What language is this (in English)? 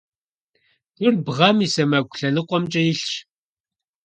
Kabardian